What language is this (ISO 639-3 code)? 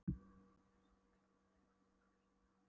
isl